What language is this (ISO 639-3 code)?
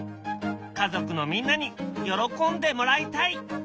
jpn